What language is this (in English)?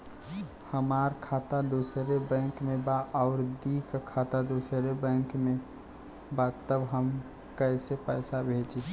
Bhojpuri